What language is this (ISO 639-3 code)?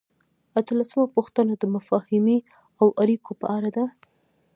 pus